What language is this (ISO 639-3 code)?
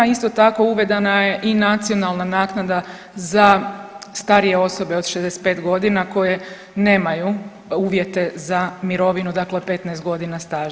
hrv